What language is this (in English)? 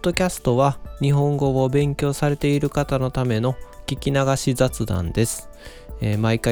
Japanese